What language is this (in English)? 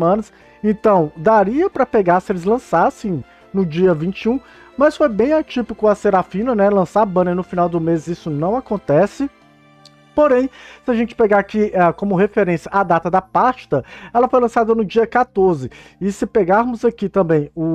Portuguese